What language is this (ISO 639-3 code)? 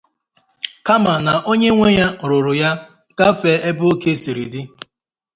ibo